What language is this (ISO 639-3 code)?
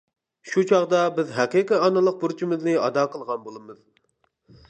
uig